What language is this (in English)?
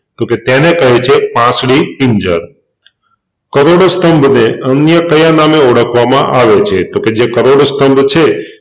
Gujarati